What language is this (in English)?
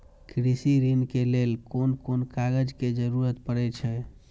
Maithili